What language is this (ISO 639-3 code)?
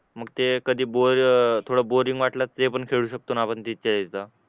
mar